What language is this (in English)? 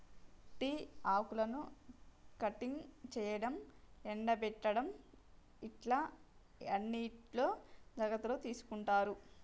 Telugu